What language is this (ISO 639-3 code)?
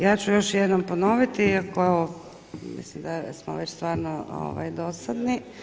hrv